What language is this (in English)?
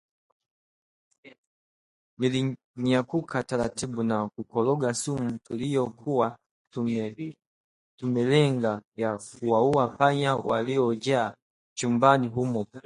Swahili